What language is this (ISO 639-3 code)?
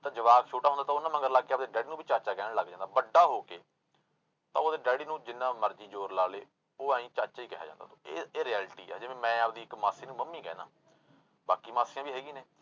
pan